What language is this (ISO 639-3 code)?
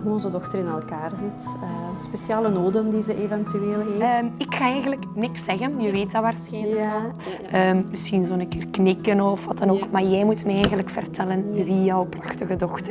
nld